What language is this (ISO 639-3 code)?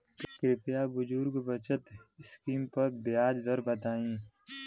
bho